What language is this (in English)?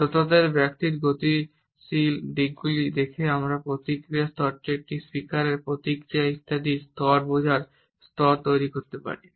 Bangla